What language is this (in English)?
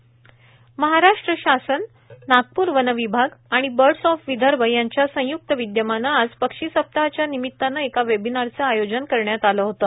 Marathi